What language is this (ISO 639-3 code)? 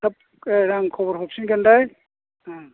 brx